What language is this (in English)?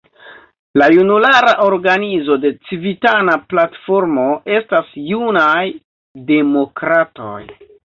Esperanto